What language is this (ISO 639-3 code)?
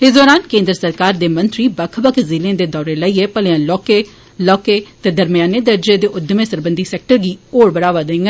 doi